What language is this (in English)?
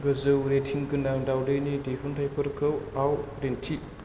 Bodo